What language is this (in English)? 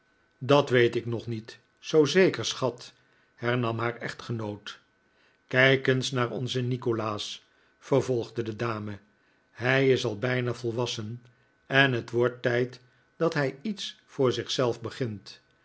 Dutch